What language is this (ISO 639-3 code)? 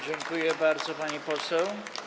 pol